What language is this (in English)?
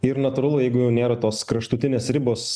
Lithuanian